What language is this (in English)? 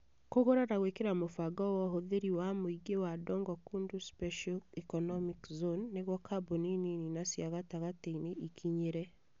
Kikuyu